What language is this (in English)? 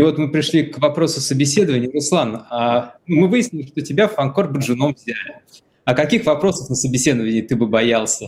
Russian